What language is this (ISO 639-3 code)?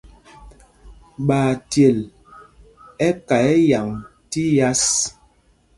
mgg